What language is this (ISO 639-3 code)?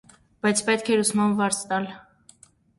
hye